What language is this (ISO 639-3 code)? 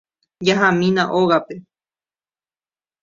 grn